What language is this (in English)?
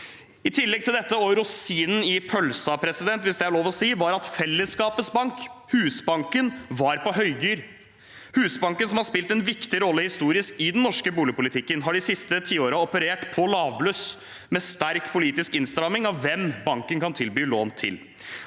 Norwegian